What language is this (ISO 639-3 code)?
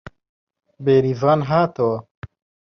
ckb